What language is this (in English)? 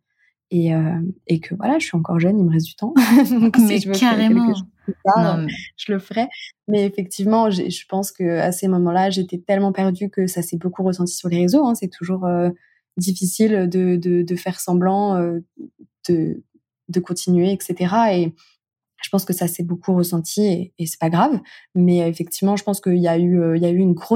French